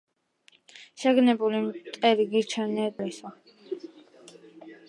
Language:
Georgian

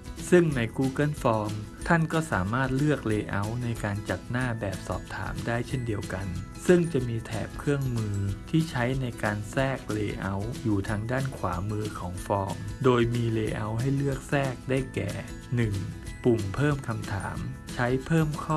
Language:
Thai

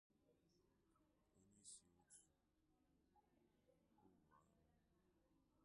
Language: Igbo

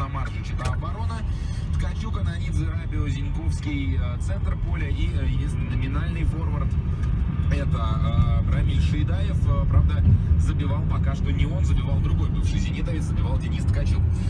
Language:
Russian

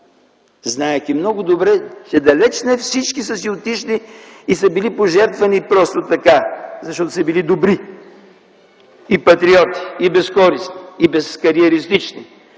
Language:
Bulgarian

